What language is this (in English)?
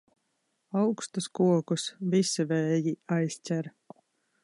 Latvian